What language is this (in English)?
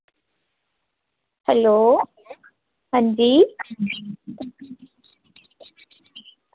Dogri